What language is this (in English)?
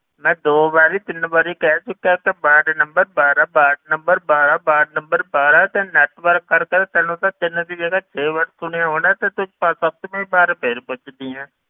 Punjabi